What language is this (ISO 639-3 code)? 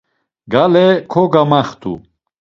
lzz